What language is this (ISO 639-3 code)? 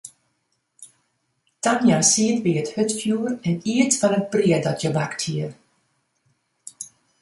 fry